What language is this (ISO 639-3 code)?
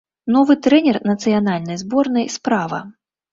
bel